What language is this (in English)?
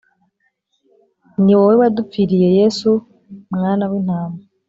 Kinyarwanda